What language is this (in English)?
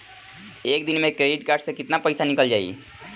Bhojpuri